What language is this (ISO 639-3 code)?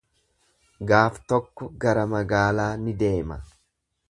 orm